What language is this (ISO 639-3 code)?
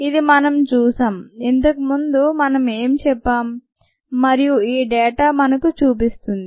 tel